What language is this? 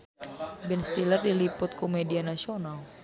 Sundanese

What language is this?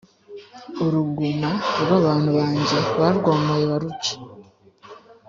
Kinyarwanda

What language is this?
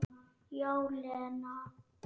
Icelandic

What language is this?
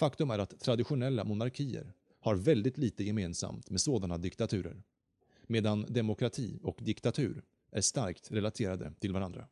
Swedish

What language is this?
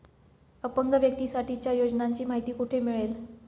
Marathi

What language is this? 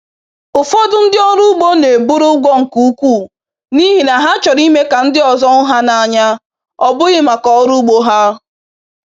Igbo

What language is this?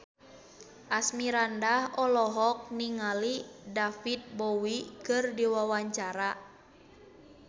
Sundanese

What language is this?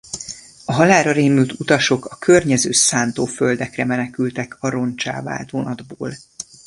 Hungarian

